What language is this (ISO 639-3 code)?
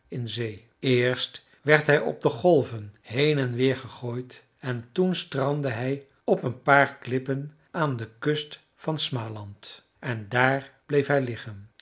nld